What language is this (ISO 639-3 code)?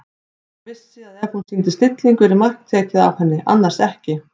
isl